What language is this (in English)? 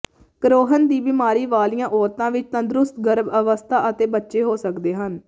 Punjabi